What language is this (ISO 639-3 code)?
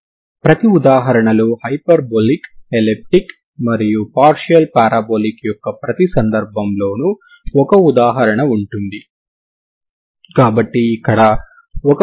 tel